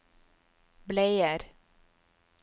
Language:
Norwegian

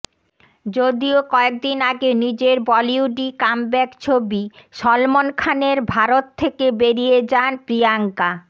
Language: Bangla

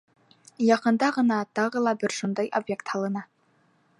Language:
Bashkir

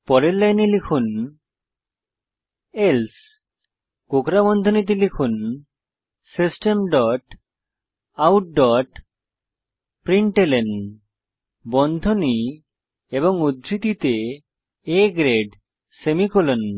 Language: Bangla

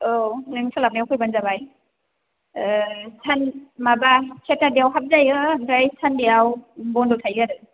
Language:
Bodo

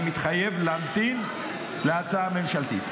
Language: Hebrew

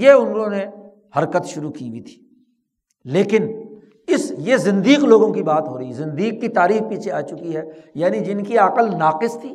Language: Urdu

